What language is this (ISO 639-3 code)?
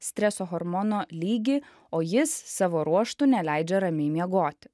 lit